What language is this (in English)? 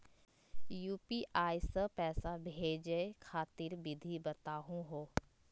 Magahi